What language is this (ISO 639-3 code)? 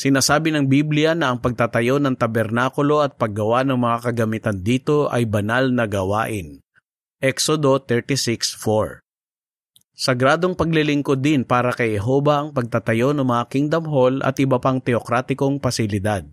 fil